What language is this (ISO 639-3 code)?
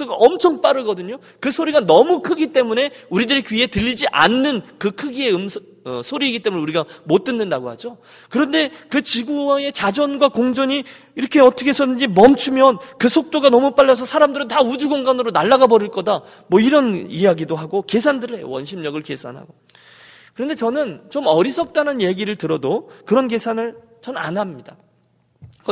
kor